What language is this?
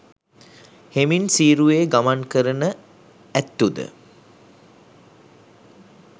Sinhala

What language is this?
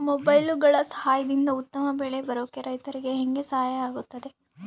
Kannada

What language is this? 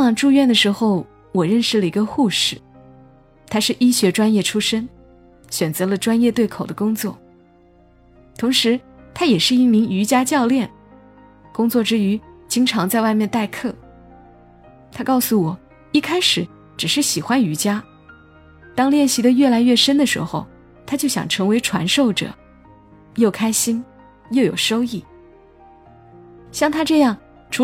Chinese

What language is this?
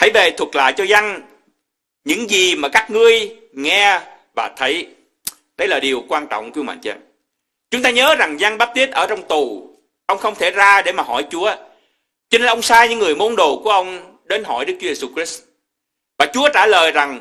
Vietnamese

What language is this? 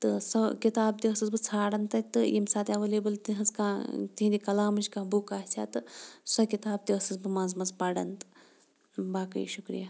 Kashmiri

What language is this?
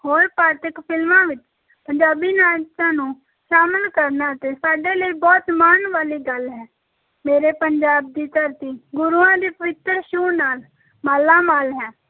Punjabi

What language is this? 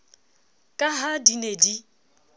Southern Sotho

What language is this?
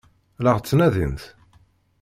Kabyle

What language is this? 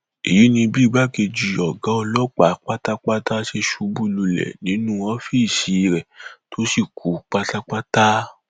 Yoruba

